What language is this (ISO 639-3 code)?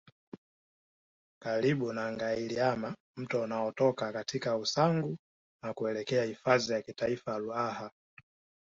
swa